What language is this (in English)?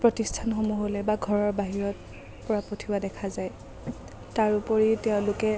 Assamese